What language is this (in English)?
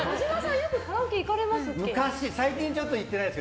Japanese